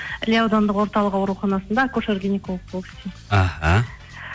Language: Kazakh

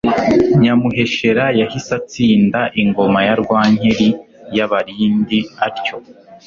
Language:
Kinyarwanda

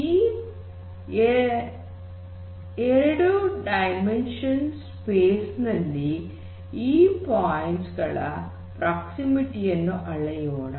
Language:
Kannada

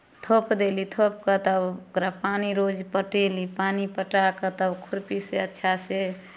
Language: Maithili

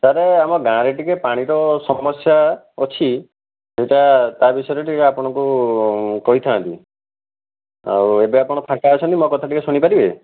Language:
Odia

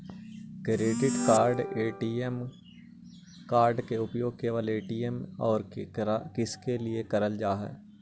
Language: Magahi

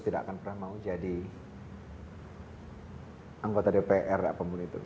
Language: Indonesian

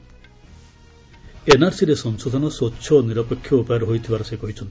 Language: Odia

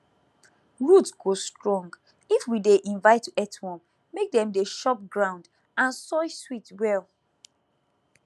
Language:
Nigerian Pidgin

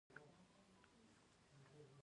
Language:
Pashto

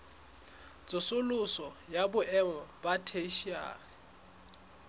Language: Southern Sotho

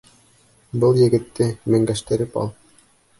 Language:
Bashkir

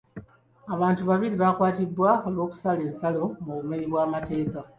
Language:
Ganda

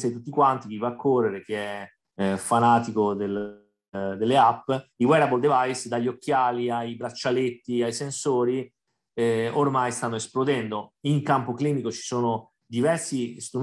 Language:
Italian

